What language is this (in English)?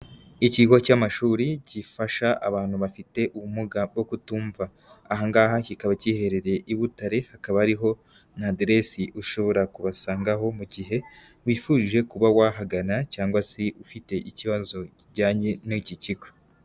Kinyarwanda